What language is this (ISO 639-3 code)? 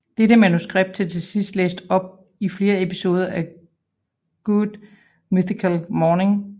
dan